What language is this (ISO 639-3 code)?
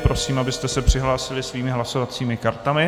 ces